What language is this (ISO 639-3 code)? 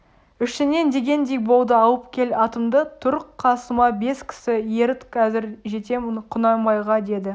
kaz